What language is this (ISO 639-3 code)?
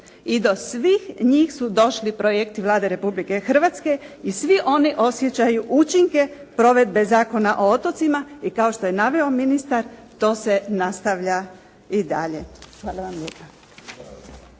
hrv